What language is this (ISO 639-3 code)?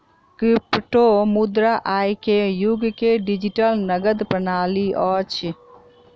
mai